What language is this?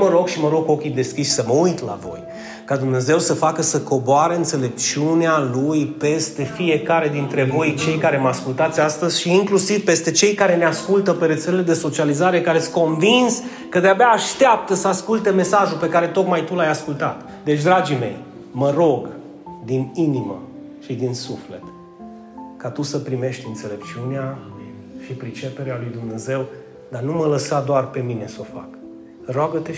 Romanian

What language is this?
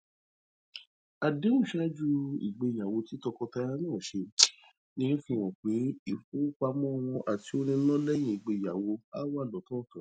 Yoruba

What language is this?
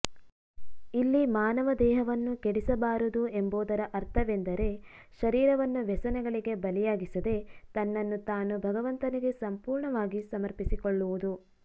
Kannada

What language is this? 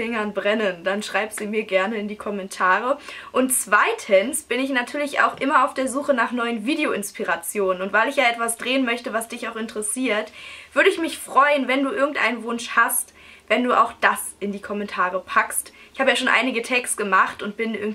German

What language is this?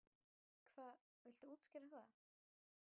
Icelandic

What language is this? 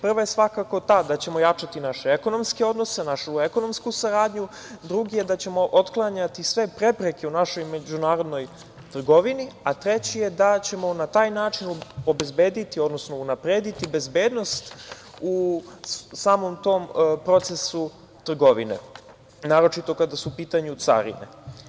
Serbian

